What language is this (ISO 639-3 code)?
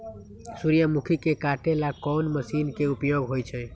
mag